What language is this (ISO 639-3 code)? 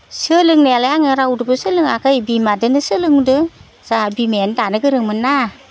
brx